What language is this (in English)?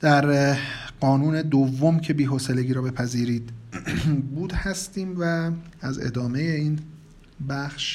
Persian